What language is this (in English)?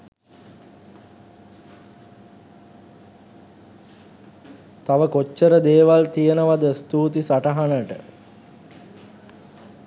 Sinhala